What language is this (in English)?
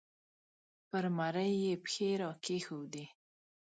Pashto